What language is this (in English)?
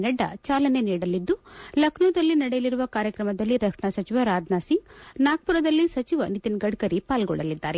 Kannada